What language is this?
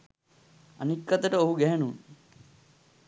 Sinhala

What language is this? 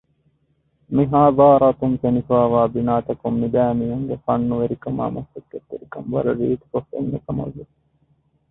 Divehi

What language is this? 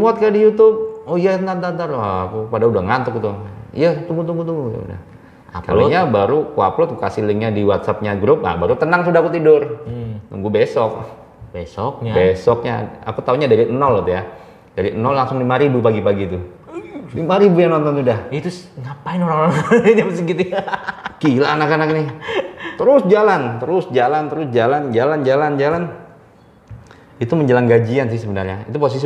Indonesian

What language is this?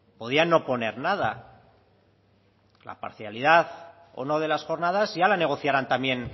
Spanish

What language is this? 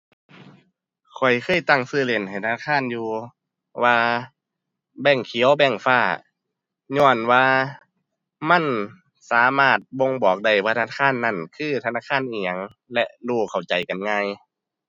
Thai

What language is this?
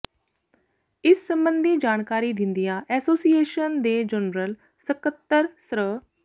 Punjabi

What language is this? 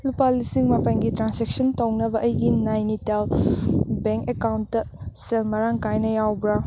Manipuri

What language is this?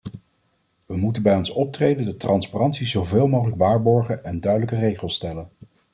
Dutch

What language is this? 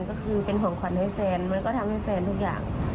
Thai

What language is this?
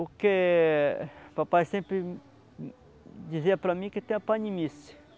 Portuguese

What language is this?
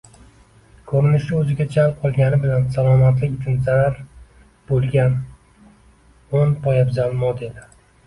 Uzbek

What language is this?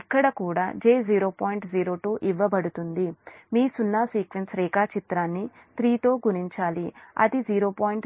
Telugu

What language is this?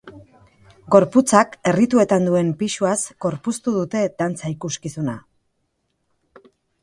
Basque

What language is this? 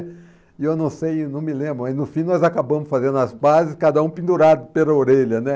Portuguese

